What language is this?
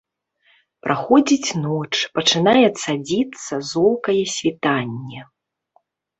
Belarusian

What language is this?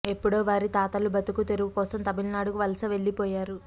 Telugu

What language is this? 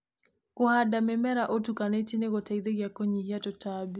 Kikuyu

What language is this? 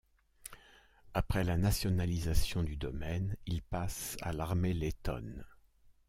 French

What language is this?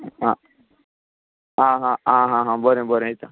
Konkani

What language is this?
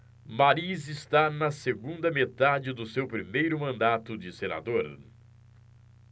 Portuguese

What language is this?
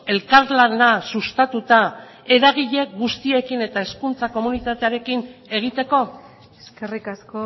Basque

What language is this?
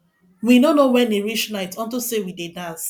Nigerian Pidgin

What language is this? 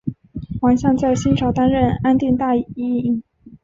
Chinese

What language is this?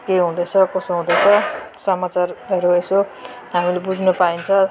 Nepali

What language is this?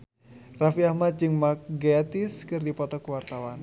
Sundanese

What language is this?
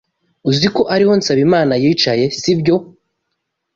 Kinyarwanda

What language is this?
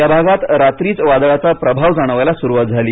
Marathi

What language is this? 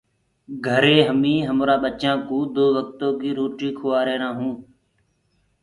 Gurgula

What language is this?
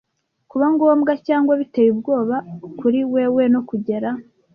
Kinyarwanda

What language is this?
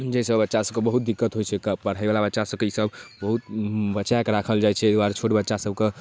Maithili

